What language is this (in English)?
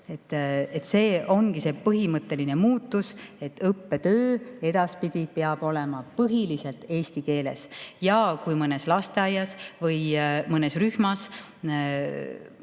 Estonian